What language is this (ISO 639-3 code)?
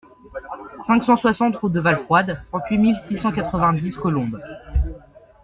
fra